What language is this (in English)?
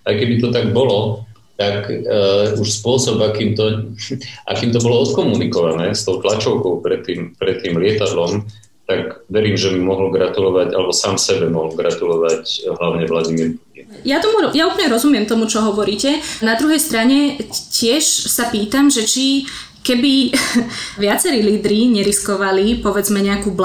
Slovak